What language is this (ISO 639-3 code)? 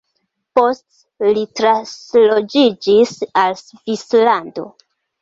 epo